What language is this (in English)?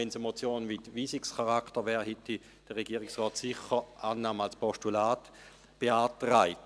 Swiss German